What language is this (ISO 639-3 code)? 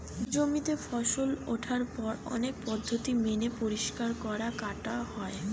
ben